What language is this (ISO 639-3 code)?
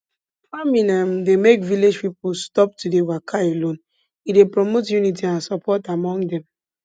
pcm